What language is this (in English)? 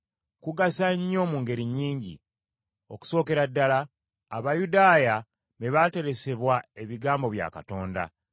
Ganda